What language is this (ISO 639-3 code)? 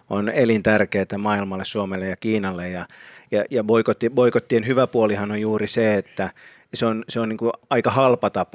fin